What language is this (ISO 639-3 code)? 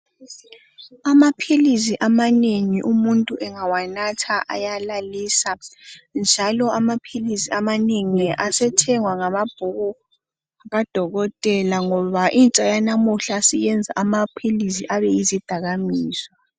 nde